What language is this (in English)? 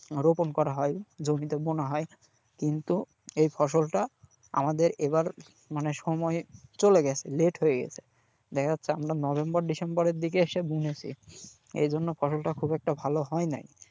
Bangla